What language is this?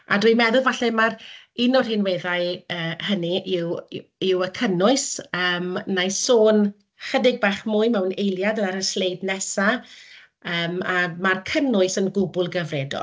Welsh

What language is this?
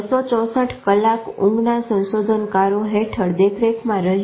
Gujarati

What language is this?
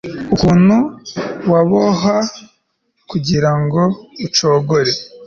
Kinyarwanda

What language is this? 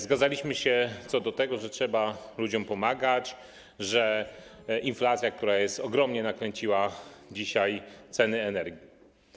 Polish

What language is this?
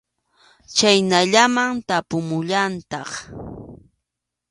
Arequipa-La Unión Quechua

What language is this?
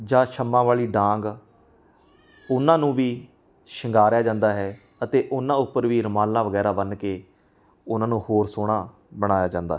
Punjabi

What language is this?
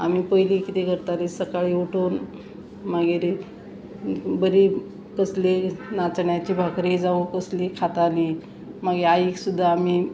Konkani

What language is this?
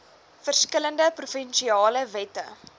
Afrikaans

